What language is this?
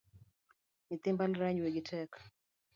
Luo (Kenya and Tanzania)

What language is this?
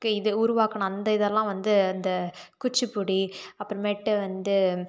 Tamil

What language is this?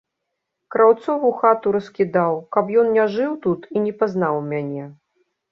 Belarusian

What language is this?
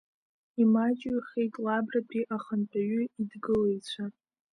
Abkhazian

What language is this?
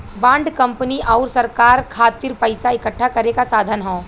Bhojpuri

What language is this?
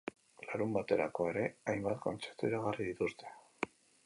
Basque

